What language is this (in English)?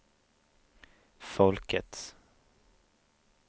Swedish